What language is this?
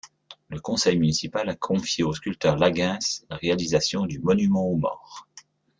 French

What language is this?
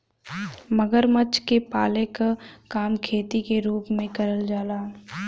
Bhojpuri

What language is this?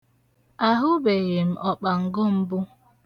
Igbo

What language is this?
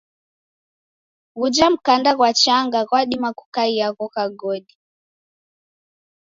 Taita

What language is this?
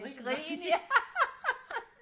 Danish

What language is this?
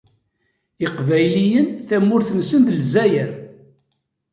Kabyle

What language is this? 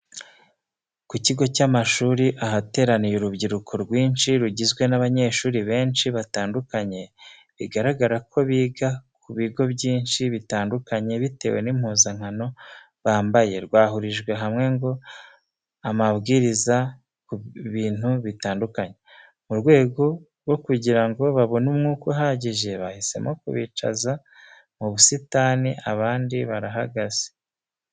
Kinyarwanda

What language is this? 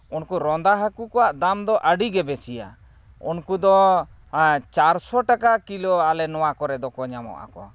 Santali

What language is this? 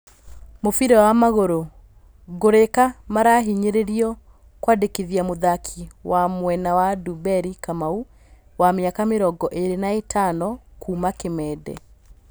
Kikuyu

